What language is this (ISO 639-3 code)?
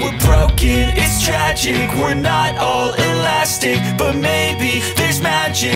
eng